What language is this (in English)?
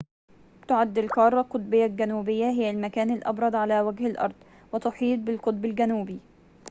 Arabic